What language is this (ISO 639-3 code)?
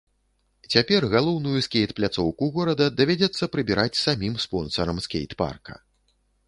bel